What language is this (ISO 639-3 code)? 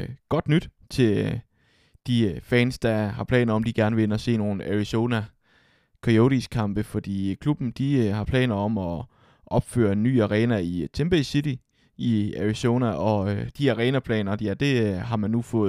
dan